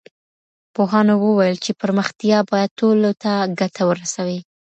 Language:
Pashto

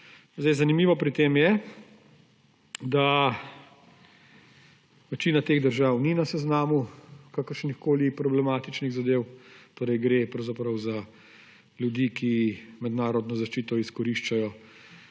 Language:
Slovenian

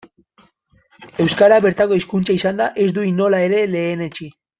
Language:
Basque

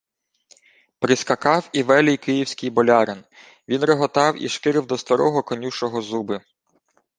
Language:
Ukrainian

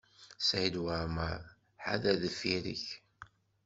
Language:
Kabyle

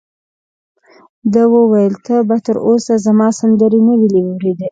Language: Pashto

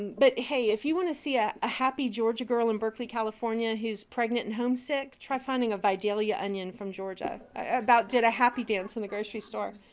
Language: English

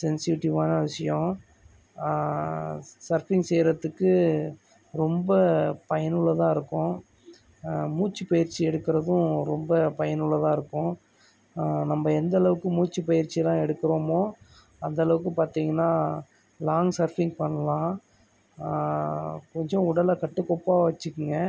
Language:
Tamil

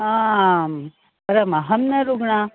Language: Sanskrit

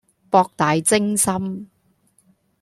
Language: Cantonese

